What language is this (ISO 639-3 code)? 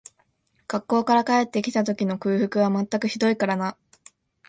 jpn